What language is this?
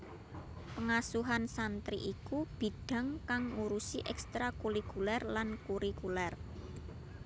Javanese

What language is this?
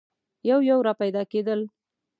Pashto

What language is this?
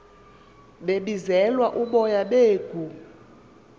Xhosa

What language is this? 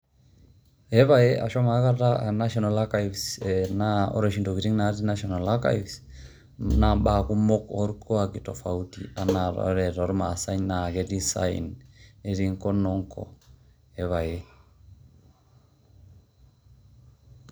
Masai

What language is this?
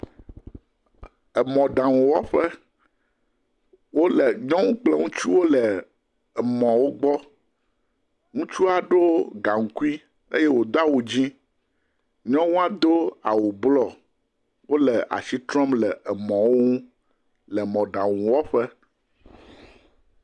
Ewe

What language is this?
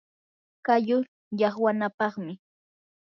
Yanahuanca Pasco Quechua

